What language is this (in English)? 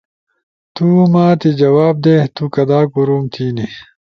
Ushojo